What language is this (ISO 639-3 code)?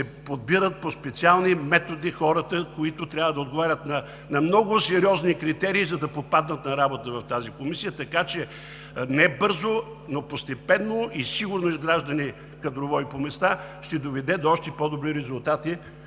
bul